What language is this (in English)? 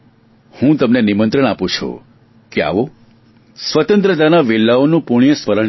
Gujarati